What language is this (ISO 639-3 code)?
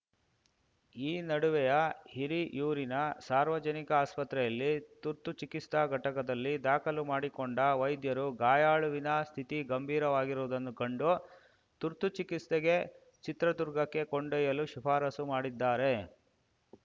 kan